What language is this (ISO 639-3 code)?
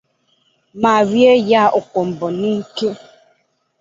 ibo